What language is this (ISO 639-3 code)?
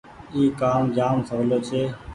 gig